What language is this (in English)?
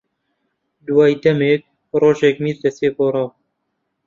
Central Kurdish